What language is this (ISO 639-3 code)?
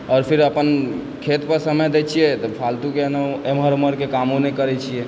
mai